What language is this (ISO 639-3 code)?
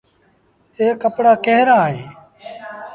sbn